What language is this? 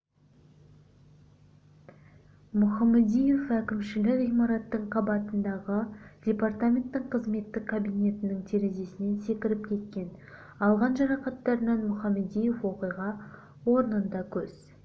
Kazakh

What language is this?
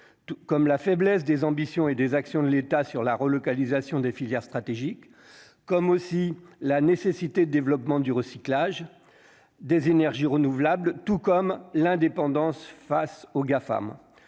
French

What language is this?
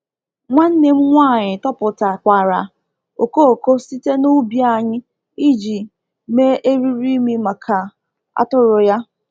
Igbo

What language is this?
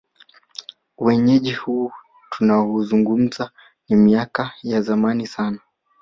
Swahili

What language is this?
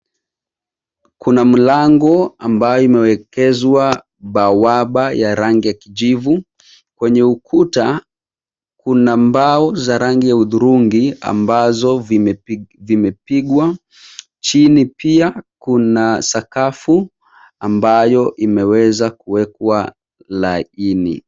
Swahili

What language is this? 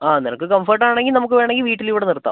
Malayalam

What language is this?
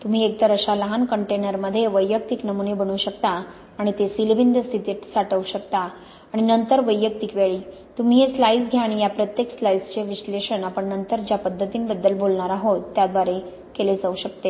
Marathi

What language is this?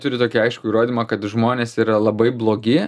Lithuanian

